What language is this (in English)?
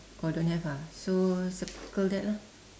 English